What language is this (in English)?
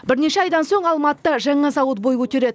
Kazakh